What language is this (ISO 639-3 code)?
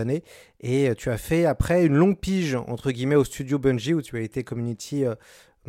fra